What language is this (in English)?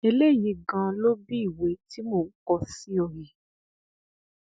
Yoruba